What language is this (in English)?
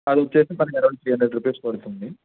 Telugu